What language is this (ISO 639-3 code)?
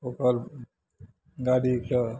mai